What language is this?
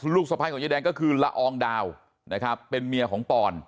Thai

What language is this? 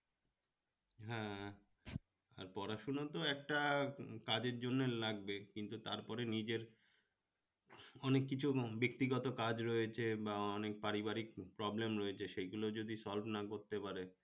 Bangla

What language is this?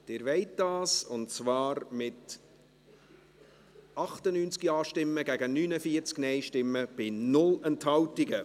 Swiss German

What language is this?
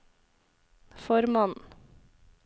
Norwegian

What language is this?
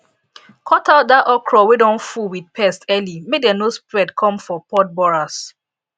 Nigerian Pidgin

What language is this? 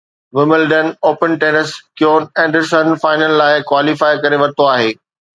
Sindhi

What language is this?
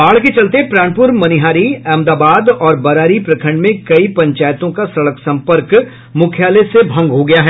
Hindi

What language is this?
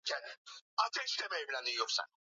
Swahili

